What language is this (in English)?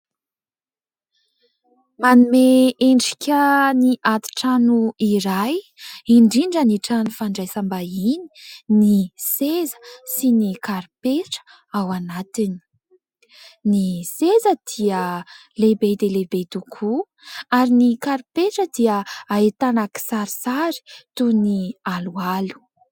Malagasy